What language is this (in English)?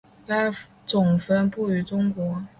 Chinese